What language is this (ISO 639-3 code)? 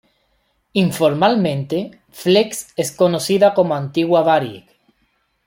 spa